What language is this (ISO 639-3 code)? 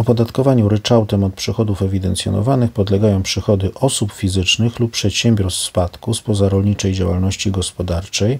pol